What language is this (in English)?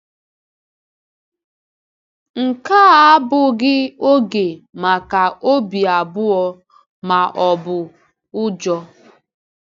Igbo